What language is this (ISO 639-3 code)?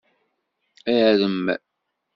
kab